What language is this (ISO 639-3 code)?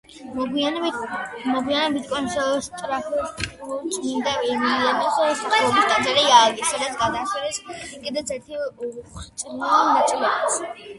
kat